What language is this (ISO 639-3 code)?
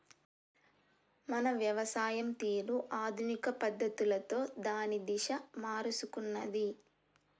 tel